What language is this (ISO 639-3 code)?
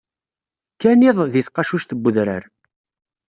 kab